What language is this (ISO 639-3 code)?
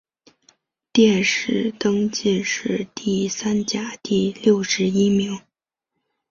zho